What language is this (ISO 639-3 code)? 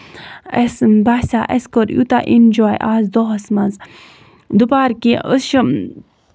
kas